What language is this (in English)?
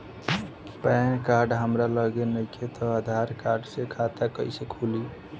Bhojpuri